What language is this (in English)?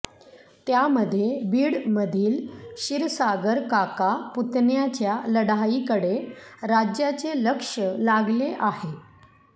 Marathi